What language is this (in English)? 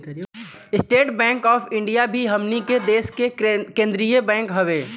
Bhojpuri